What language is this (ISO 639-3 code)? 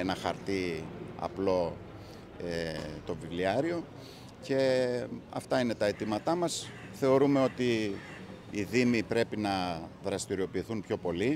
ell